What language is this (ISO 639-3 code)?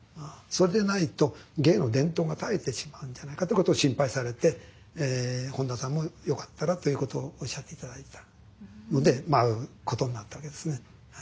jpn